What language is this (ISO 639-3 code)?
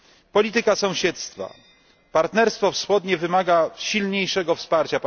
pol